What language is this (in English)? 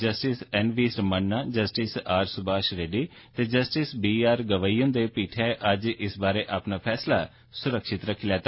Dogri